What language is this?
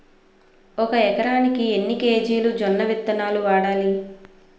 Telugu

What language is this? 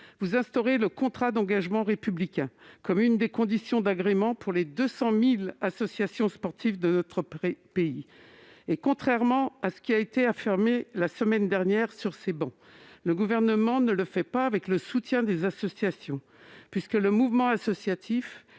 French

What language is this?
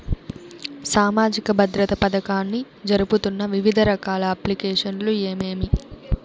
Telugu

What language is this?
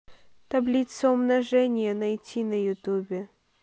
Russian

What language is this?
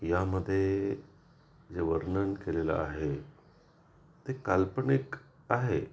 Marathi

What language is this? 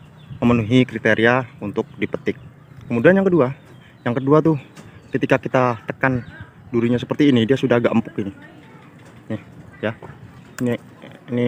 Indonesian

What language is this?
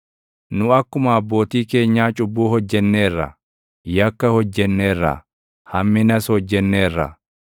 Oromo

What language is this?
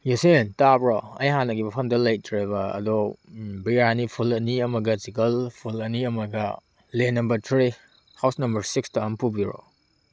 Manipuri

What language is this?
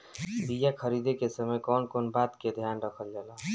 Bhojpuri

